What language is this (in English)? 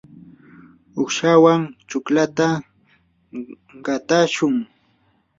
Yanahuanca Pasco Quechua